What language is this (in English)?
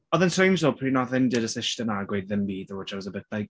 Welsh